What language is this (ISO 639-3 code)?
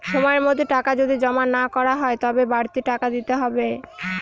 ben